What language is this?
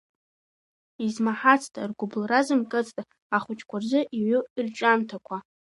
Abkhazian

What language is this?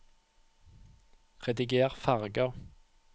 Norwegian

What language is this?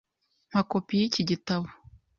Kinyarwanda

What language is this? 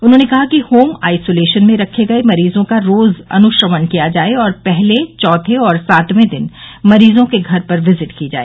Hindi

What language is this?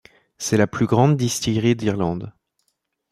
French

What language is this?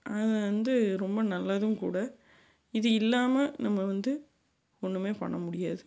Tamil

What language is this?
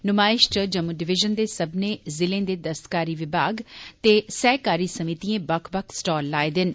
Dogri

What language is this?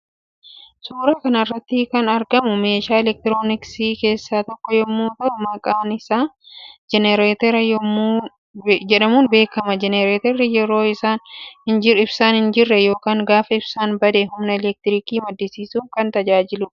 Oromo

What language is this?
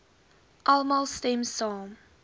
Afrikaans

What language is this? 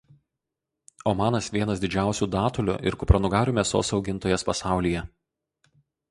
Lithuanian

